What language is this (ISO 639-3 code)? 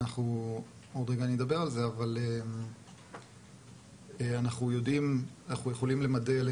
heb